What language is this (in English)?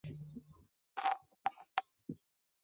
Chinese